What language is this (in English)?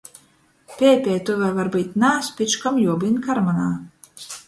Latgalian